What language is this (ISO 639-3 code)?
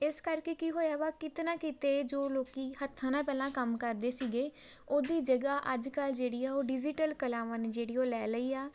pan